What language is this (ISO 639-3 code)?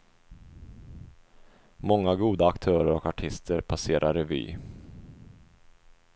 swe